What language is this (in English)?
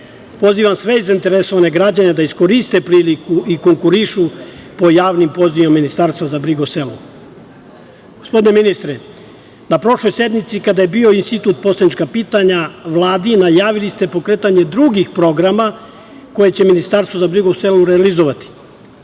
Serbian